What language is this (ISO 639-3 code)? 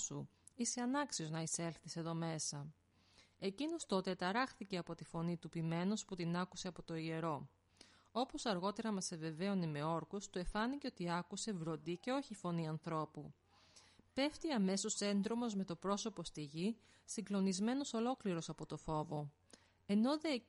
ell